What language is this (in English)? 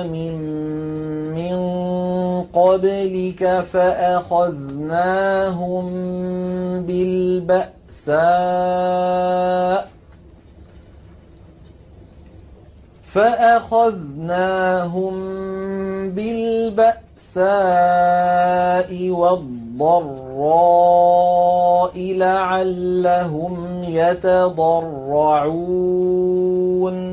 Arabic